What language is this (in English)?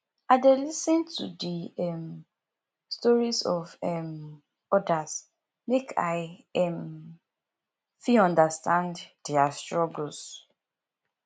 Nigerian Pidgin